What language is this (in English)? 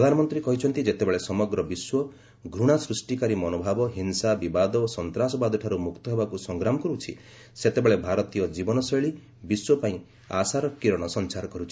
Odia